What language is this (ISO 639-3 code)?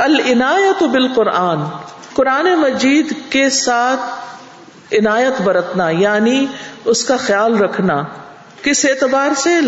urd